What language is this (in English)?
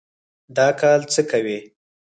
Pashto